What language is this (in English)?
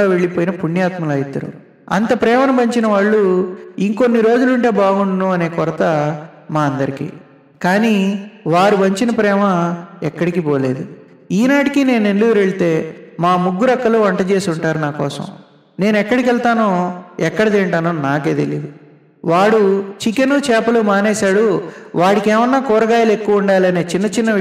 Telugu